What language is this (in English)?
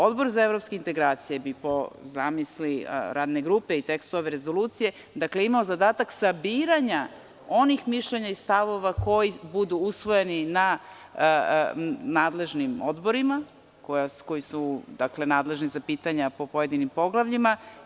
Serbian